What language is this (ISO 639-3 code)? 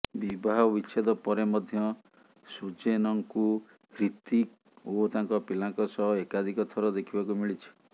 ori